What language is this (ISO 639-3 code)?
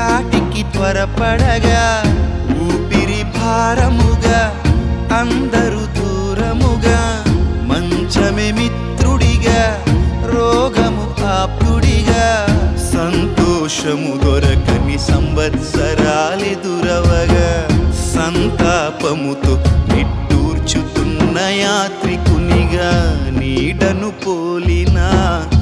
tel